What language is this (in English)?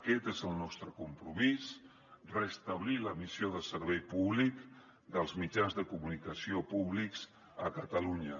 Catalan